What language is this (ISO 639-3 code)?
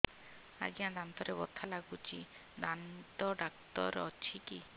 ori